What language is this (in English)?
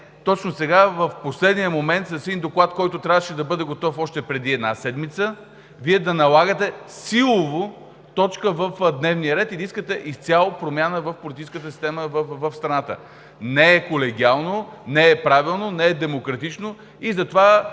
Bulgarian